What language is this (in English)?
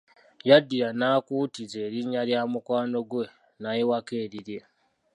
Ganda